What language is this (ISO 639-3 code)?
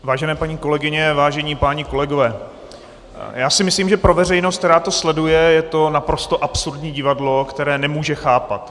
ces